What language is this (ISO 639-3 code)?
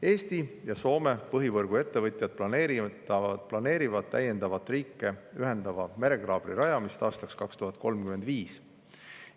est